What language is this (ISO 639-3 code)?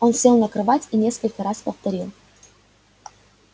rus